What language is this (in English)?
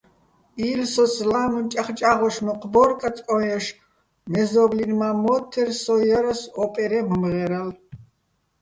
Bats